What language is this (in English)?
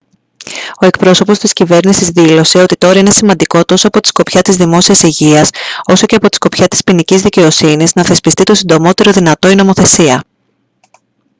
Greek